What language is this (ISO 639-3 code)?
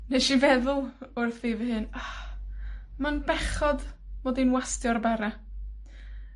cym